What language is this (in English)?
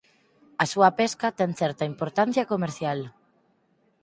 Galician